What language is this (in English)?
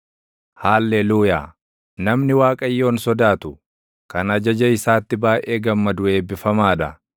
Oromo